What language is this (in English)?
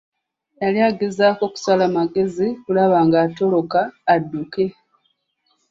Ganda